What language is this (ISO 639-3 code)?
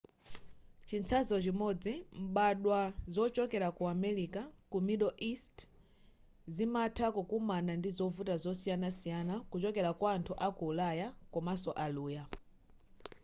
nya